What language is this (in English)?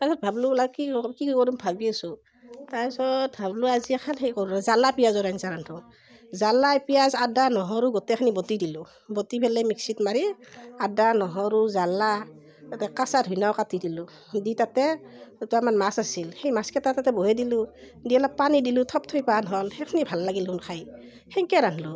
Assamese